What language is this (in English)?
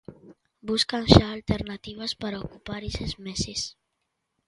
Galician